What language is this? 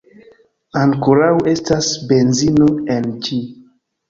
Esperanto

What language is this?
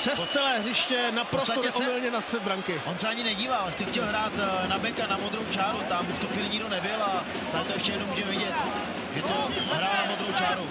Czech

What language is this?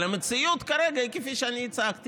Hebrew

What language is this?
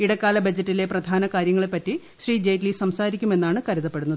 Malayalam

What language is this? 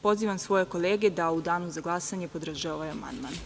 Serbian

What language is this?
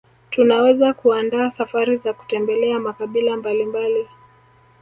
Swahili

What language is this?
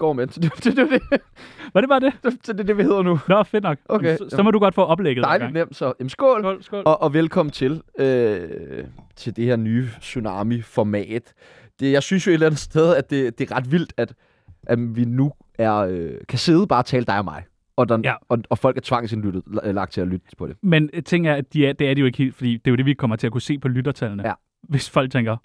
Danish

